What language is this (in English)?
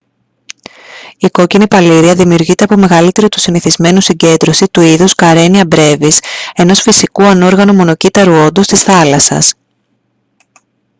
Greek